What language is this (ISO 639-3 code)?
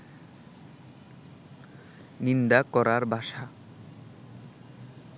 ben